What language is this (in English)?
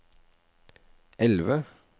Norwegian